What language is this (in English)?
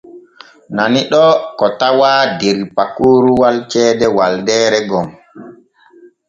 Borgu Fulfulde